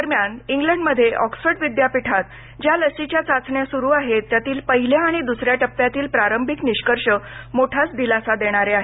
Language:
Marathi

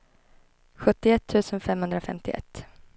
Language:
Swedish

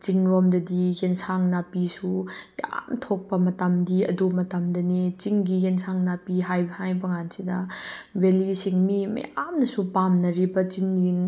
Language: Manipuri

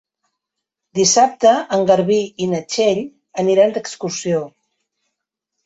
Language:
Catalan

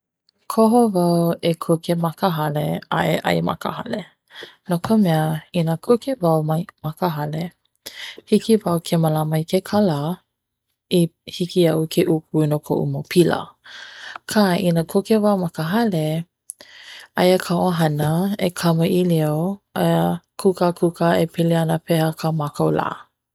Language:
Hawaiian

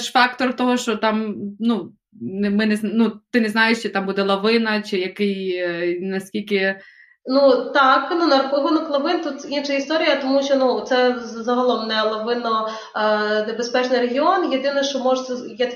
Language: Ukrainian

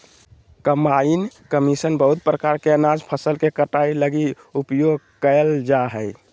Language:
Magahi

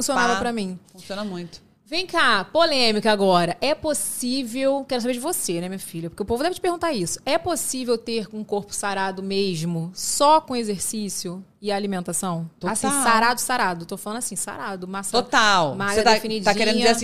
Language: Portuguese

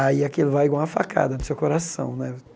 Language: Portuguese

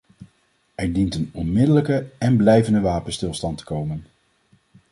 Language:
Dutch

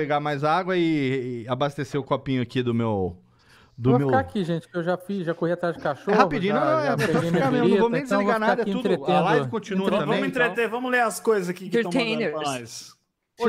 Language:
Portuguese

